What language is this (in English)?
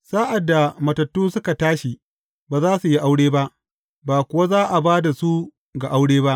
Hausa